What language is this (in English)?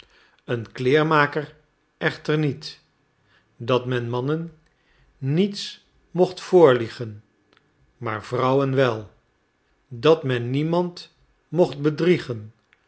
Dutch